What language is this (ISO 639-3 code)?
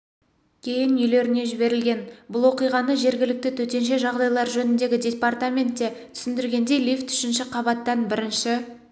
kaz